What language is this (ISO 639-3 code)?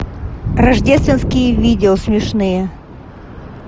rus